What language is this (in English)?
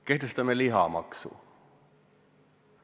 Estonian